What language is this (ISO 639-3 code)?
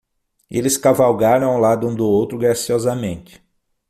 por